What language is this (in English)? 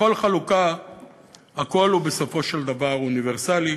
Hebrew